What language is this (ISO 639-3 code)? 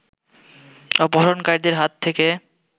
ben